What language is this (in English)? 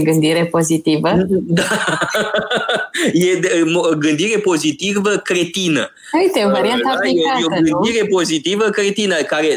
Romanian